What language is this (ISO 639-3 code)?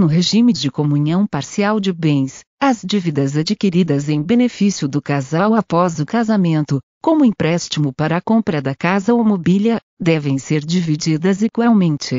por